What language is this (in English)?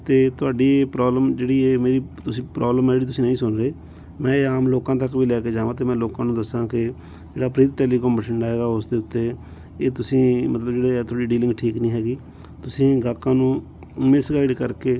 Punjabi